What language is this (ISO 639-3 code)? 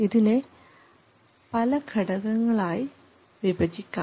mal